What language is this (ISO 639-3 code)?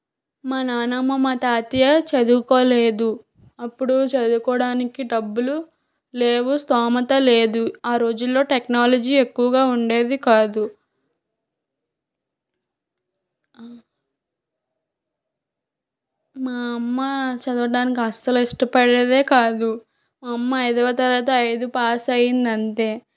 tel